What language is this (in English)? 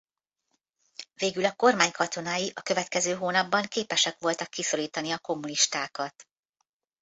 Hungarian